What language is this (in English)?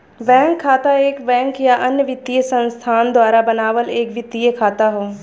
Bhojpuri